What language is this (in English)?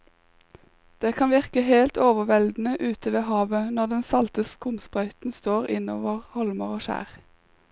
Norwegian